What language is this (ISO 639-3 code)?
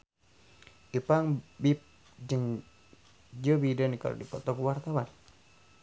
sun